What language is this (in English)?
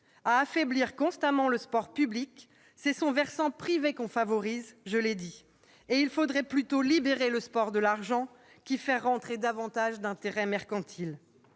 French